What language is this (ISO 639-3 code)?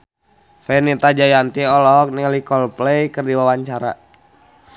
sun